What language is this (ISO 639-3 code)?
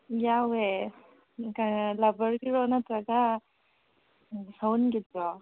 mni